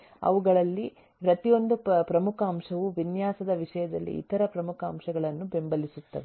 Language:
Kannada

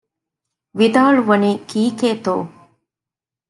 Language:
Divehi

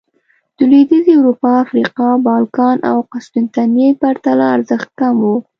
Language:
Pashto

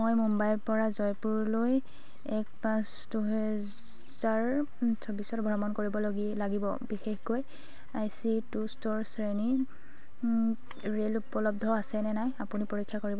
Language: Assamese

